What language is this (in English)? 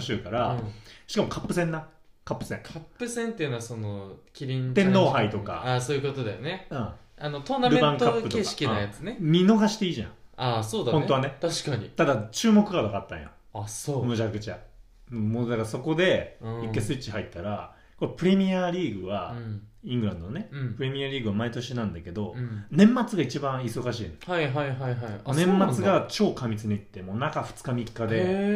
Japanese